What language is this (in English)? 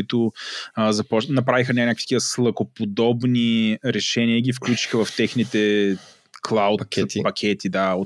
Bulgarian